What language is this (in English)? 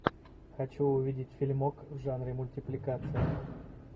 Russian